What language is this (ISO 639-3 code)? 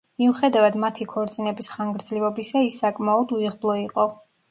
kat